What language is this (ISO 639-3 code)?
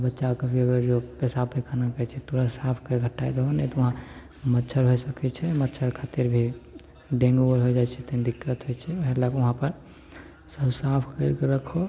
mai